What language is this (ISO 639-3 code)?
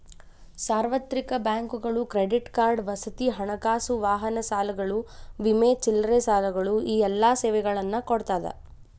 kan